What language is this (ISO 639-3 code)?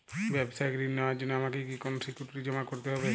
ben